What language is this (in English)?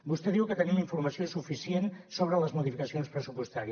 Catalan